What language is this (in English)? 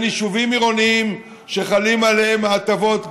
Hebrew